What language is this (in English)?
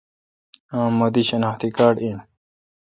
Kalkoti